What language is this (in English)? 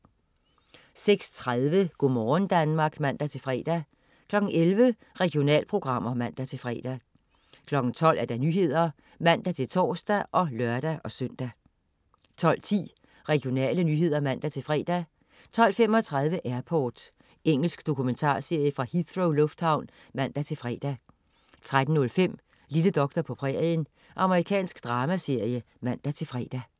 Danish